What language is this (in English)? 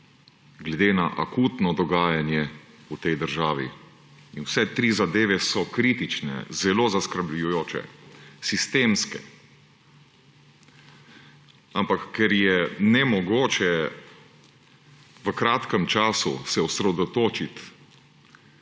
Slovenian